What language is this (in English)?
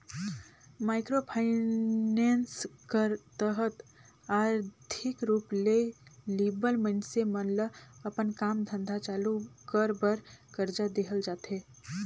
Chhattisgarhi